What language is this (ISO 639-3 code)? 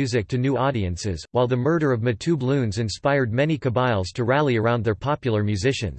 eng